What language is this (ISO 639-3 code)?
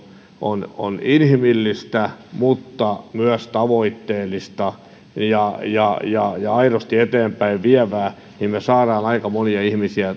fin